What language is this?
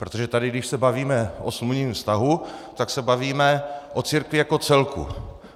Czech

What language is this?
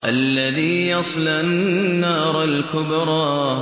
Arabic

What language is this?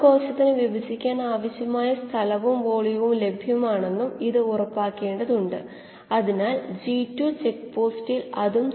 Malayalam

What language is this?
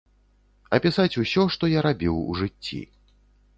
Belarusian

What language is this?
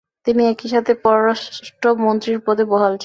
Bangla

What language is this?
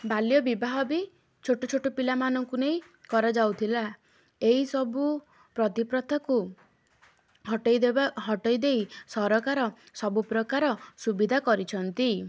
Odia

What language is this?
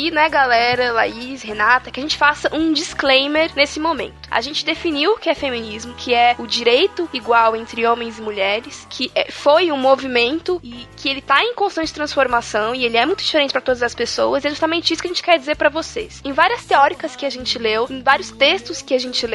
Portuguese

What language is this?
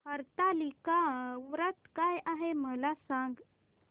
Marathi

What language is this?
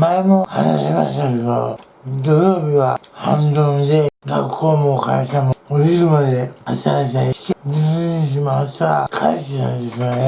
Japanese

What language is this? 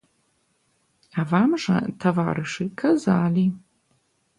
Belarusian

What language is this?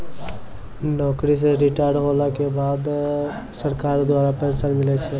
Maithili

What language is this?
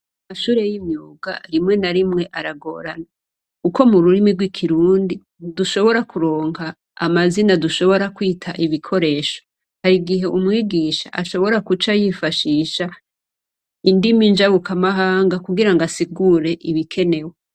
Rundi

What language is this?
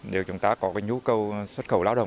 Vietnamese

